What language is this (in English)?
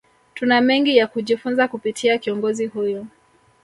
Swahili